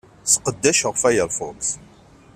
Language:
Kabyle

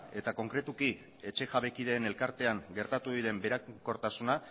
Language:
Basque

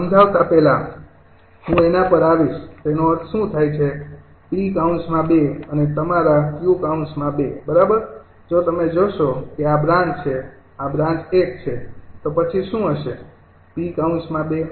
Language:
Gujarati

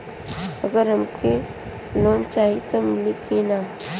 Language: Bhojpuri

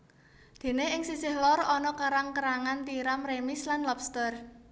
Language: Javanese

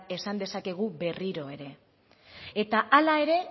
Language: Basque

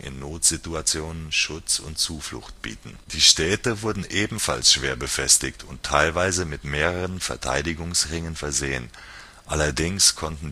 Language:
German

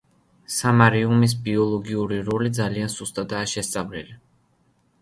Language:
Georgian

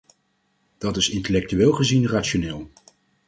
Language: Dutch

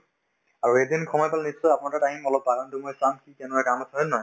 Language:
Assamese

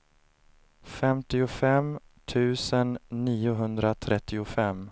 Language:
Swedish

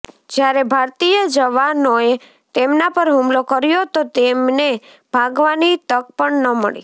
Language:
Gujarati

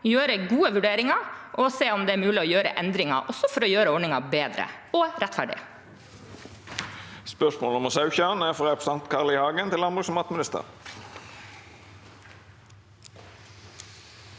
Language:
Norwegian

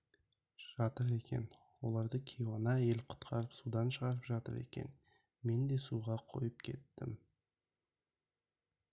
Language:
Kazakh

